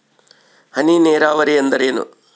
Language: Kannada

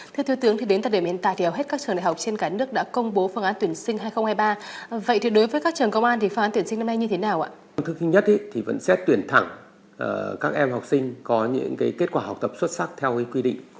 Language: Vietnamese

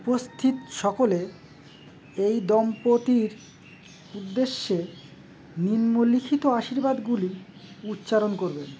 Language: Bangla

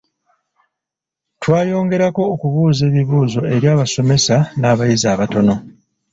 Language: Ganda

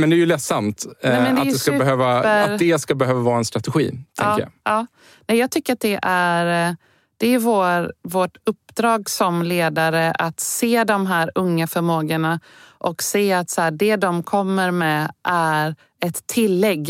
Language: Swedish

